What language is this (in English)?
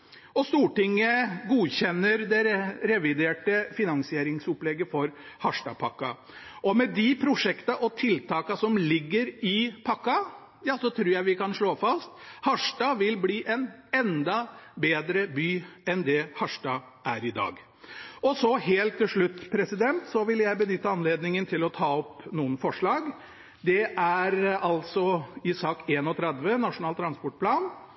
Norwegian Bokmål